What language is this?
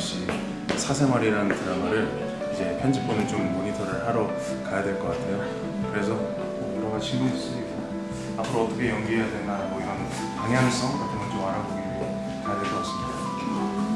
Korean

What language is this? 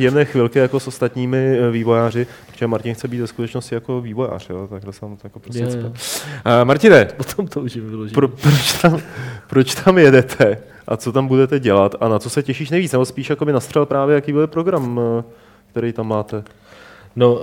Czech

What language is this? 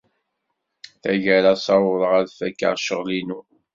Kabyle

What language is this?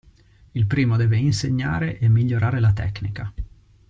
Italian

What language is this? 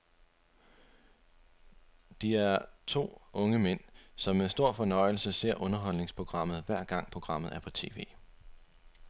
Danish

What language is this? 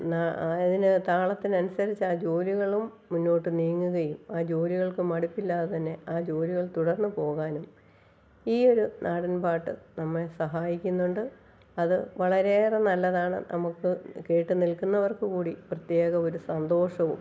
Malayalam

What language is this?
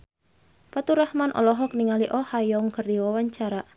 Sundanese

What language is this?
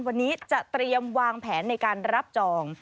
Thai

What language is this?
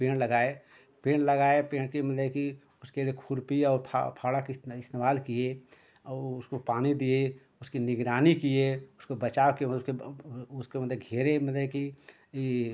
Hindi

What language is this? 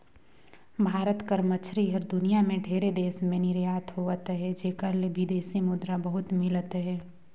Chhattisgarhi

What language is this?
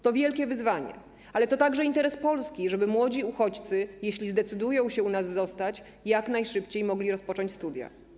Polish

